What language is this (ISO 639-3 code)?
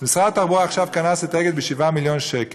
heb